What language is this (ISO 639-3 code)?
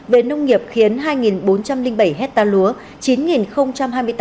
vie